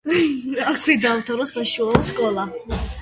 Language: Georgian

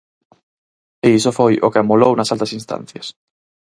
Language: Galician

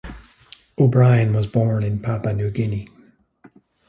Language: English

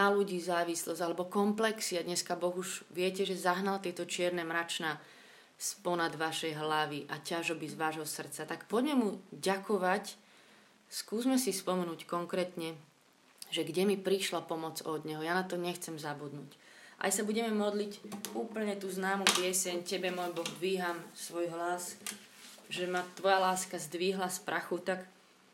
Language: Slovak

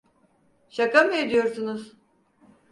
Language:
Turkish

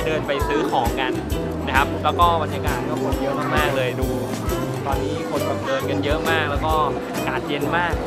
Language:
Thai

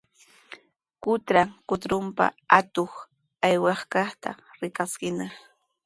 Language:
Sihuas Ancash Quechua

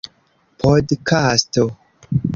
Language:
Esperanto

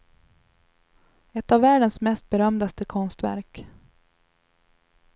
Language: Swedish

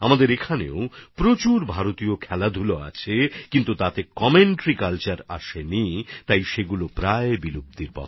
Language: Bangla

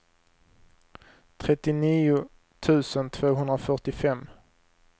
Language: Swedish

